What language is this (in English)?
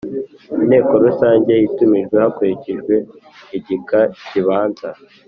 Kinyarwanda